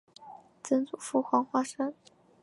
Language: Chinese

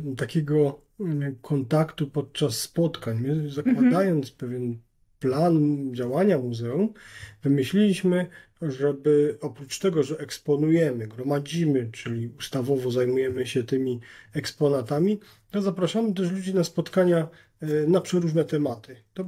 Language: Polish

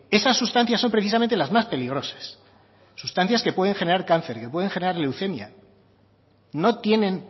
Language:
Spanish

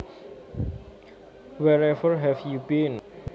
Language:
Javanese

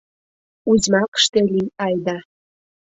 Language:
Mari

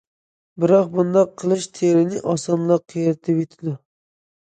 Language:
Uyghur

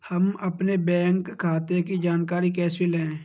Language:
Hindi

